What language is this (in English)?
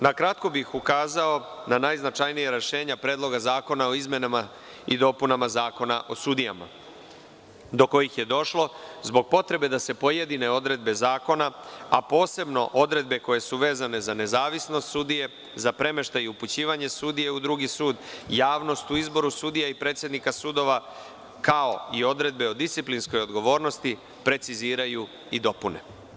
Serbian